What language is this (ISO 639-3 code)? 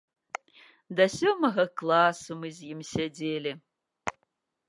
bel